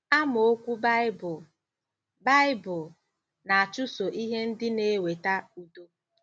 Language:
Igbo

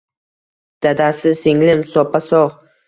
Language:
Uzbek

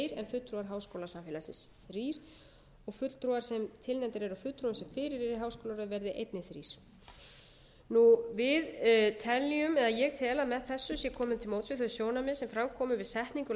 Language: Icelandic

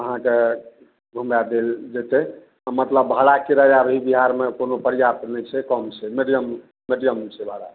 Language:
Maithili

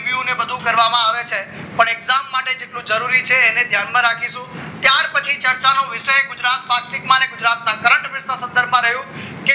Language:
Gujarati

